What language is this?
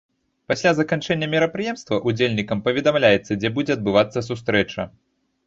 Belarusian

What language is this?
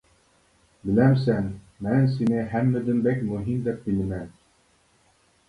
Uyghur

